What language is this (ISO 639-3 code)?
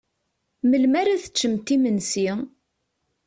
kab